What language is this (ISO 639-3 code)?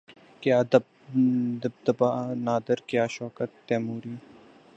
urd